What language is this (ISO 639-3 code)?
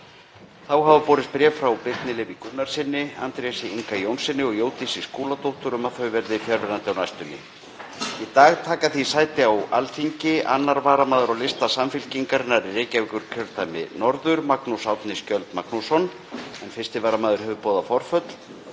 isl